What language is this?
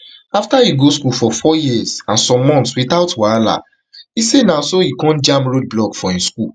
Nigerian Pidgin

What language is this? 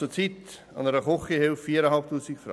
Swiss German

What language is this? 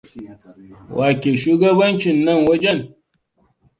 Hausa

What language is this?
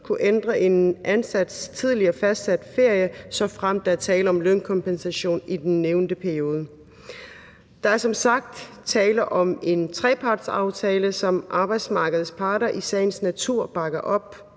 Danish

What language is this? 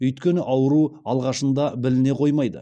Kazakh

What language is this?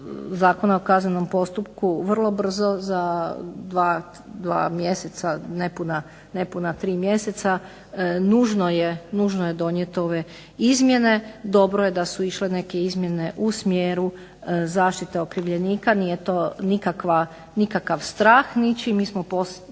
Croatian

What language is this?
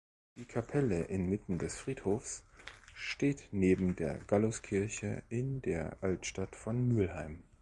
German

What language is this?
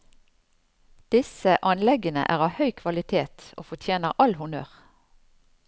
Norwegian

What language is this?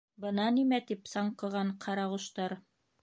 Bashkir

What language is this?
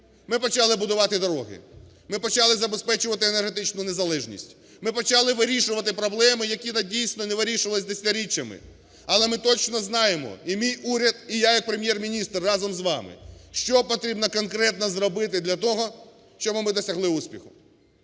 Ukrainian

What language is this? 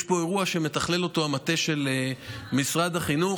Hebrew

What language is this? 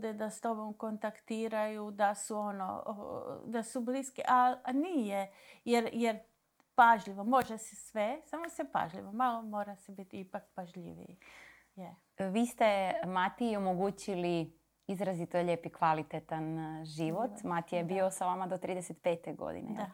Croatian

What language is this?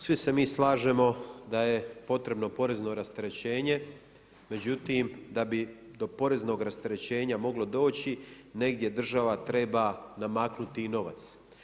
Croatian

